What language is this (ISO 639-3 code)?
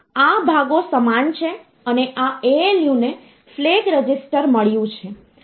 guj